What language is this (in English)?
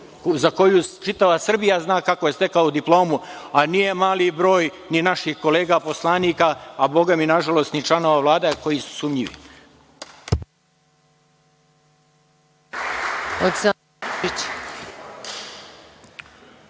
Serbian